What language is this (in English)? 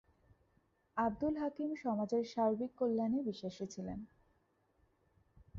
Bangla